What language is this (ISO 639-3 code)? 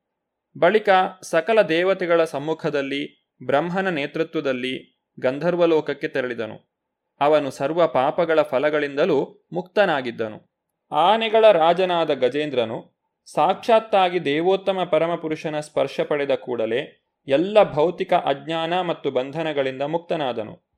kan